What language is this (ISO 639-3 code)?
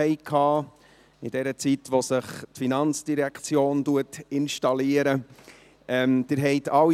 gsw